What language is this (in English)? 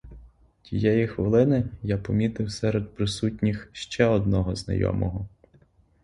Ukrainian